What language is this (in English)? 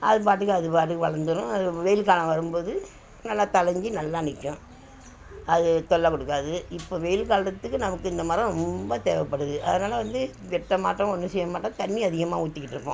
Tamil